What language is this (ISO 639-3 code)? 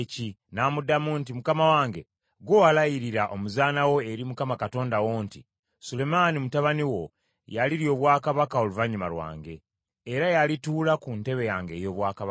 lug